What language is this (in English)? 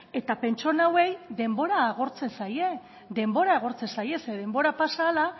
Basque